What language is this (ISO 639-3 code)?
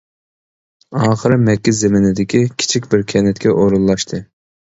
uig